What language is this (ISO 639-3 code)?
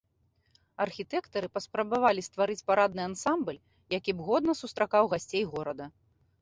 bel